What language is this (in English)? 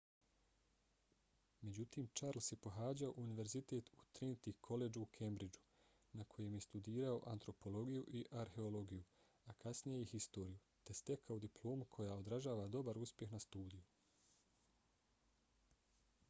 Bosnian